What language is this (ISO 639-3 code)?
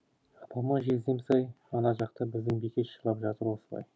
kaz